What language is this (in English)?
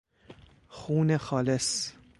Persian